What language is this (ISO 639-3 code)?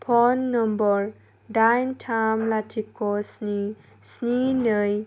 brx